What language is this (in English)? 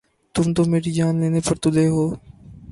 Urdu